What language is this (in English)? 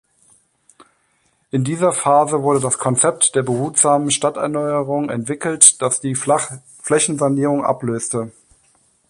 German